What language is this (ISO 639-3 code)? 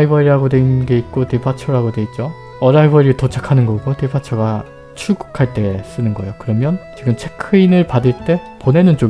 kor